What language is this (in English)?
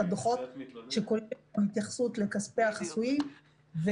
Hebrew